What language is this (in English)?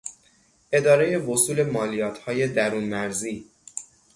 Persian